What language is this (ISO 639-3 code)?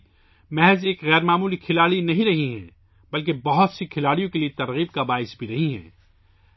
urd